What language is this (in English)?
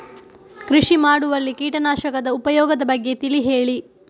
Kannada